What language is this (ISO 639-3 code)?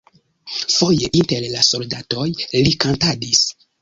epo